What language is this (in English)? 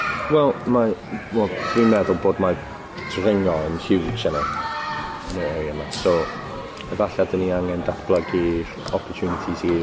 Welsh